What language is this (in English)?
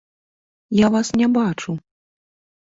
Belarusian